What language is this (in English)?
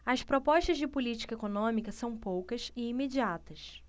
Portuguese